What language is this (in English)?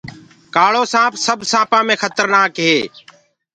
Gurgula